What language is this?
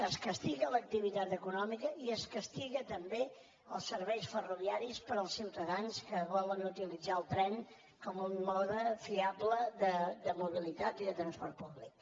Catalan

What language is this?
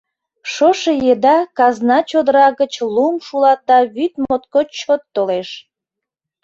Mari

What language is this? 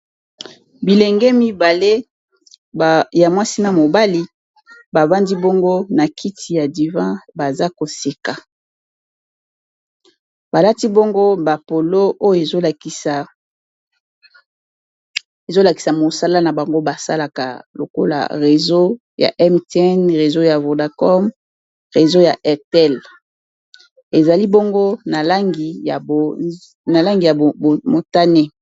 Lingala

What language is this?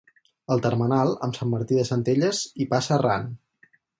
Catalan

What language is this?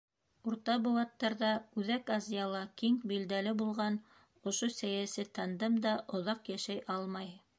Bashkir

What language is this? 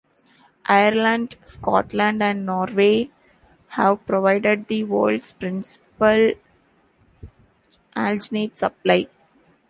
English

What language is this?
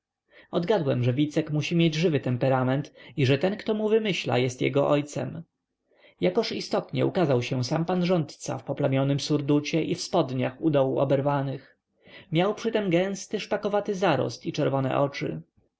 Polish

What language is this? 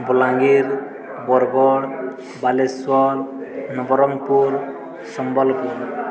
Odia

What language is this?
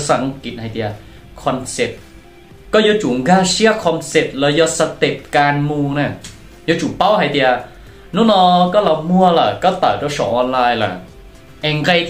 Thai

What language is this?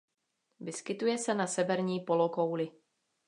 Czech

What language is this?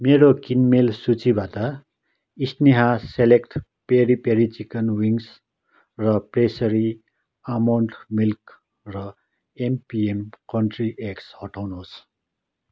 Nepali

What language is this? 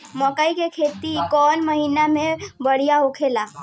Bhojpuri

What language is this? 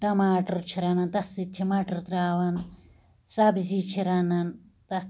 Kashmiri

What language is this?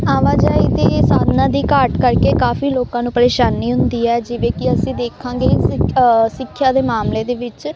Punjabi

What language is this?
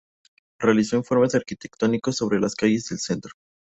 Spanish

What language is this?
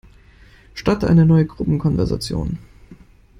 German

